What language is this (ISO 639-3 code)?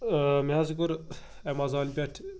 kas